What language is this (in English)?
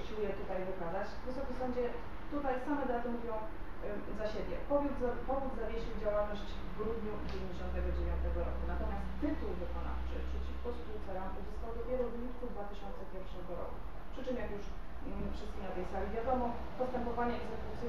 Polish